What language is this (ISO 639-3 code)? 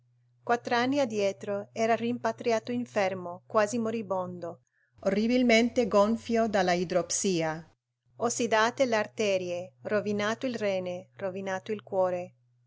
ita